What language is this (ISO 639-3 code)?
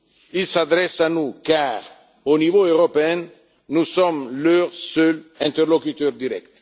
fra